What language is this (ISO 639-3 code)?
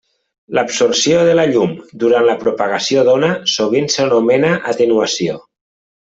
cat